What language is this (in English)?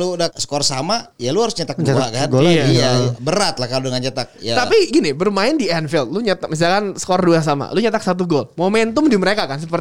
Indonesian